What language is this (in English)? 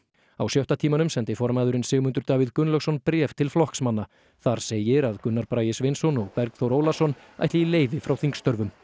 Icelandic